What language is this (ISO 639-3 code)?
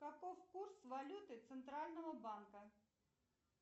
rus